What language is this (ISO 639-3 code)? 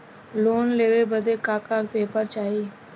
bho